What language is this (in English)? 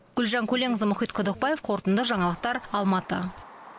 Kazakh